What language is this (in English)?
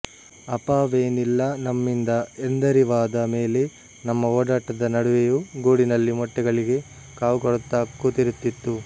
Kannada